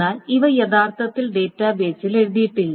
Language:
Malayalam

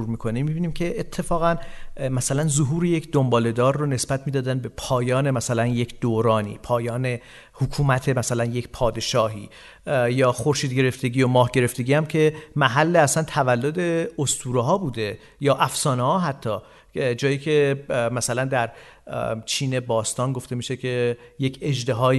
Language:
Persian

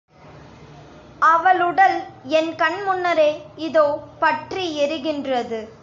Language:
Tamil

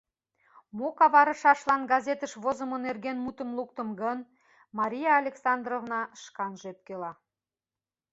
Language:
Mari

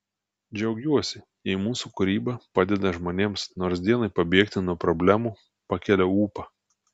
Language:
Lithuanian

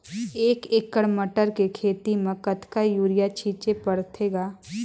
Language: Chhattisgarhi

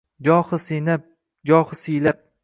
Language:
Uzbek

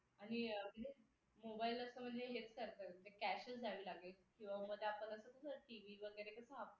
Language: Marathi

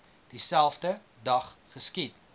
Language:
Afrikaans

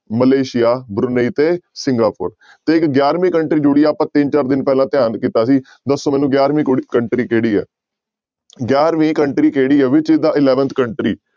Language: Punjabi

